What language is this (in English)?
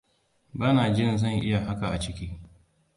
Hausa